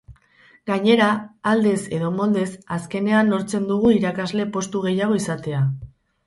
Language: Basque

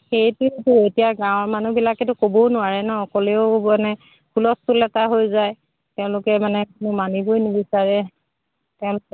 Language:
Assamese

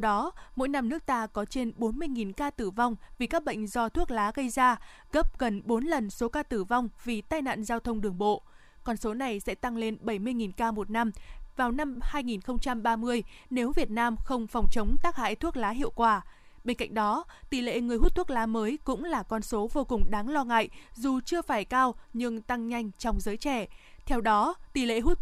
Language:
Vietnamese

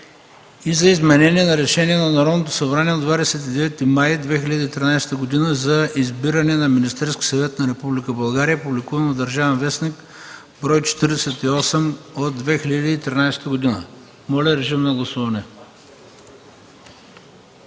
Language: Bulgarian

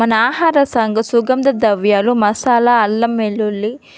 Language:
Telugu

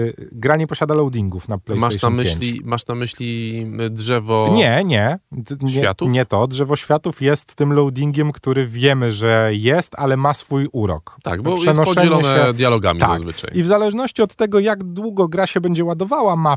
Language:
Polish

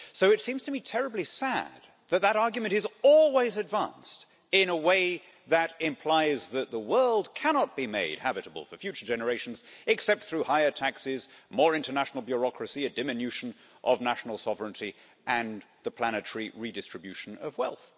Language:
English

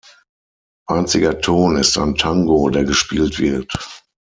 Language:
German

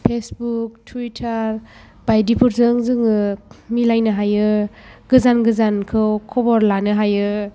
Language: Bodo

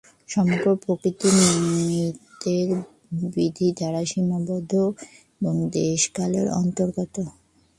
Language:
Bangla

